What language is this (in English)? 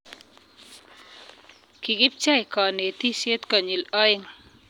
Kalenjin